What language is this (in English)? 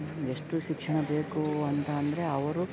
Kannada